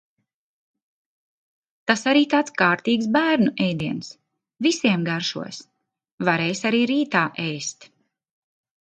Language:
Latvian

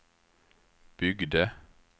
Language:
Swedish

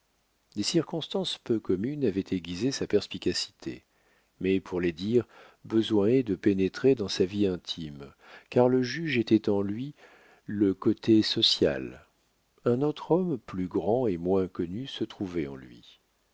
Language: French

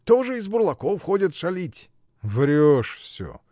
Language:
Russian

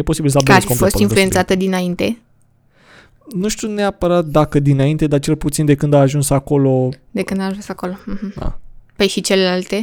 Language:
Romanian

